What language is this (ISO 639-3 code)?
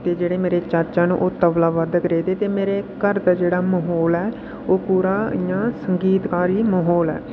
doi